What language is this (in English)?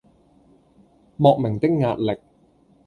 Cantonese